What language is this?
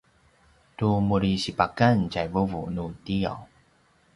Paiwan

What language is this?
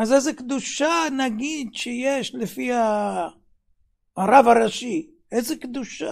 Hebrew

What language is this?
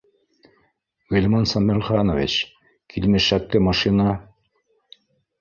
Bashkir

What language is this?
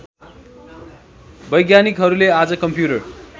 Nepali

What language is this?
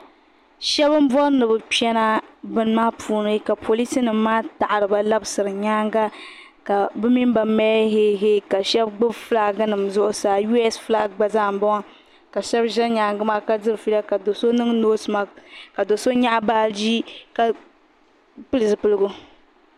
Dagbani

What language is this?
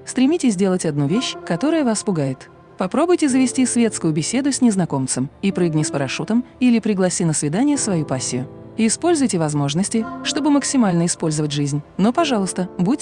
Russian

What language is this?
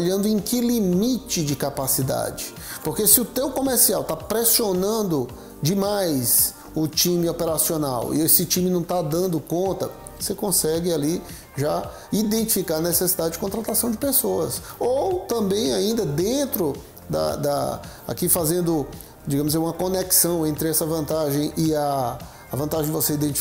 Portuguese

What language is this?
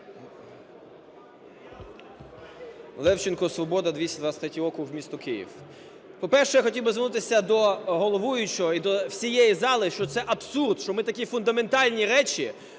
Ukrainian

